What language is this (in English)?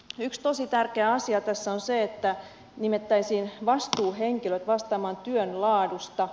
Finnish